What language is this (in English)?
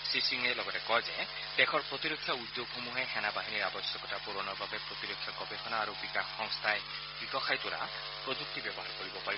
Assamese